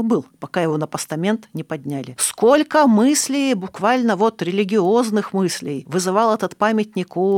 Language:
Russian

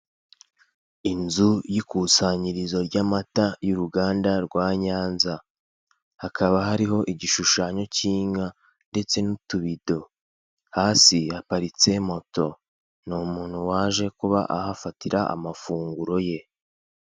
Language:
Kinyarwanda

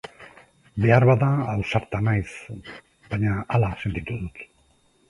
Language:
Basque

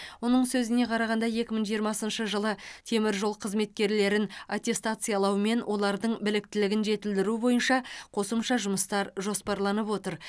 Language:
Kazakh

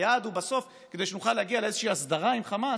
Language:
Hebrew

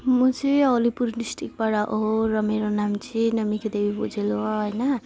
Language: Nepali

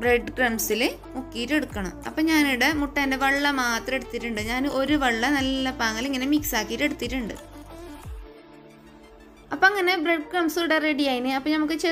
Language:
Hindi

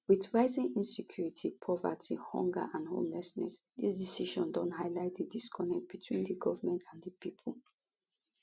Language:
Nigerian Pidgin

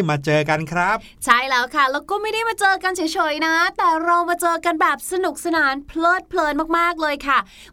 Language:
Thai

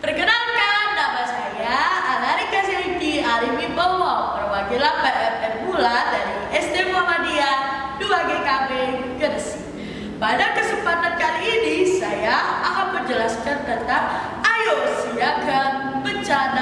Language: Indonesian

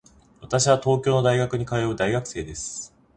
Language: Japanese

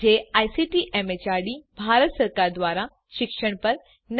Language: Gujarati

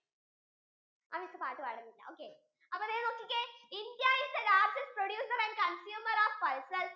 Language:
Malayalam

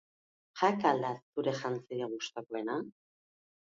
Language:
Basque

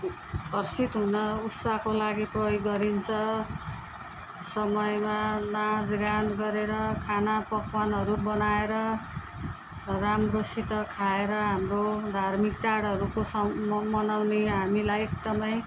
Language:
Nepali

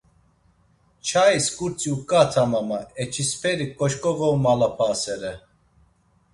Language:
Laz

